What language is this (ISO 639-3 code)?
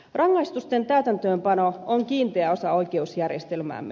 fin